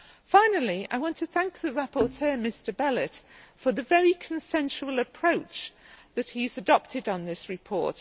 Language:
English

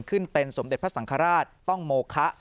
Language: Thai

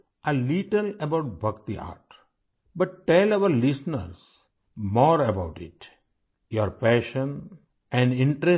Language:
Urdu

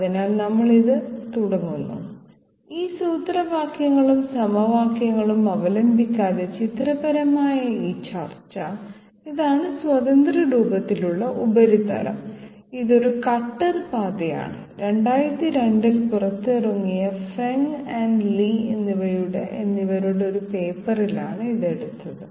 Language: Malayalam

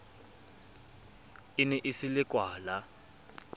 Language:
Southern Sotho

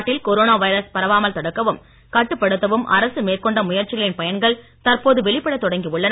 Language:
Tamil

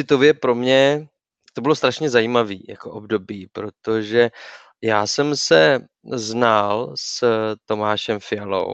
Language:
Czech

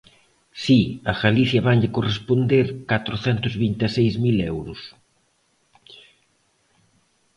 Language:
Galician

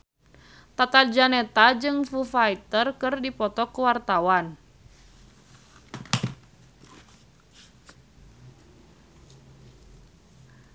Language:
Sundanese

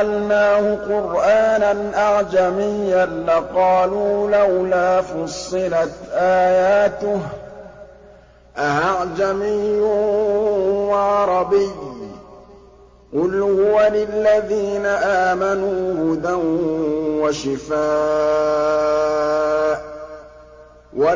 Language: Arabic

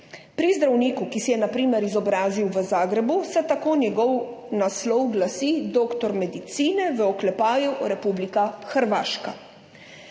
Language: Slovenian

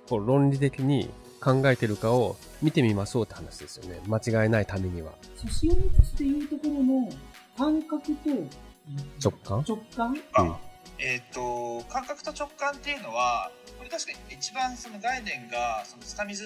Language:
Japanese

